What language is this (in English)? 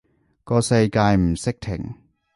Cantonese